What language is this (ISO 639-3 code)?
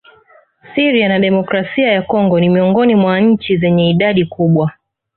swa